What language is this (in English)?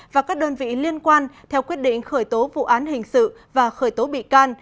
Vietnamese